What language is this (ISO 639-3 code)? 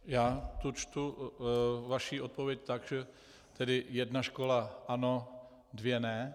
ces